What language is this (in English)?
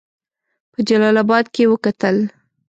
Pashto